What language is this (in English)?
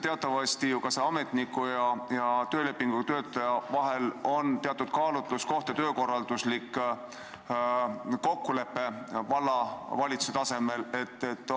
Estonian